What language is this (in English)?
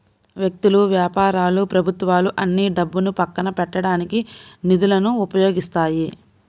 Telugu